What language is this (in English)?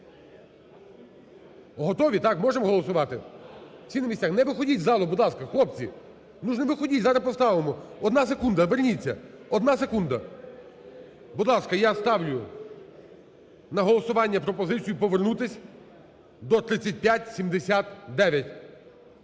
Ukrainian